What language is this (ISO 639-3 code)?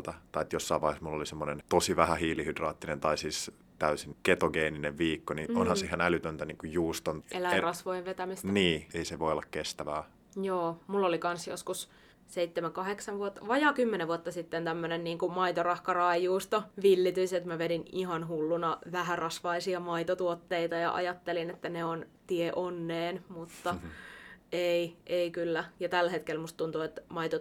fin